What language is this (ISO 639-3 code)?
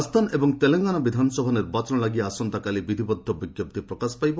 ori